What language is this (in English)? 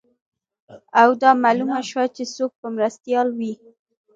Pashto